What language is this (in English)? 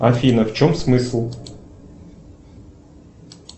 Russian